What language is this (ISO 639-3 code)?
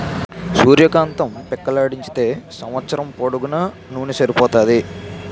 tel